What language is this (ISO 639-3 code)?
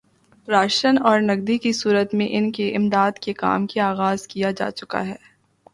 urd